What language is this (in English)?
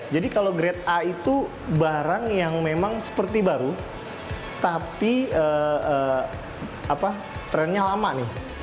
Indonesian